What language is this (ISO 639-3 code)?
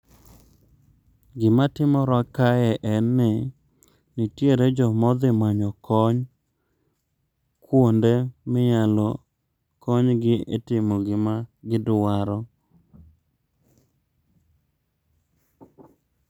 luo